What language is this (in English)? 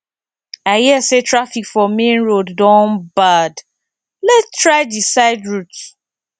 Nigerian Pidgin